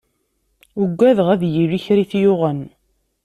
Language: Kabyle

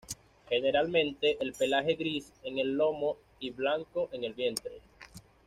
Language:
Spanish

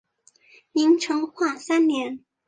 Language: Chinese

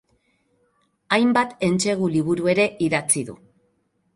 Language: Basque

